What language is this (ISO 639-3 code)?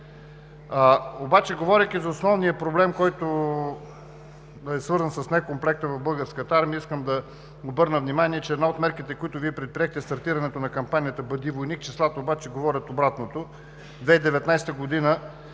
bul